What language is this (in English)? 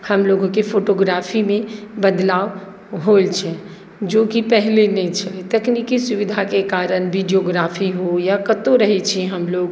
Maithili